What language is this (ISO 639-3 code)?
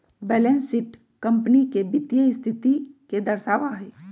mag